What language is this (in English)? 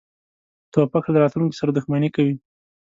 Pashto